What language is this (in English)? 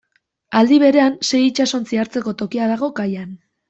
Basque